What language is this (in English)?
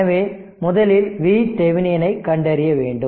Tamil